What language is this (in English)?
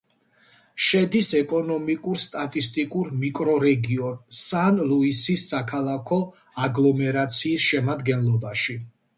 Georgian